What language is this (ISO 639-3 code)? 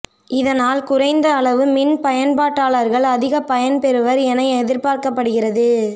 tam